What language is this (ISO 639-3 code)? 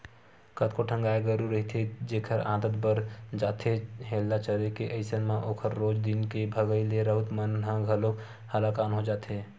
hne